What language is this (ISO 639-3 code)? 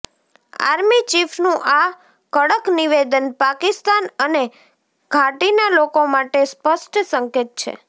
guj